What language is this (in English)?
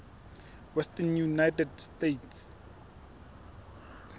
Southern Sotho